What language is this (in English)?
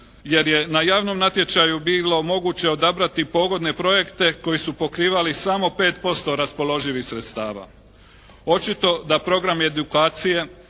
Croatian